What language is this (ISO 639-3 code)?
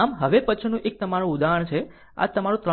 guj